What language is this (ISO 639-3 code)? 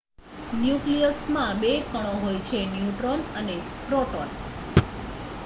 guj